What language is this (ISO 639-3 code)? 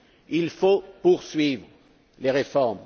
fra